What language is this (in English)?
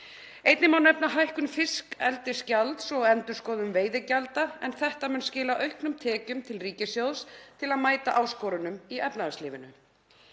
Icelandic